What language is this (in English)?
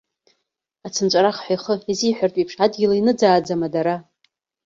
Abkhazian